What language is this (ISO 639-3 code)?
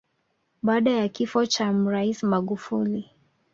swa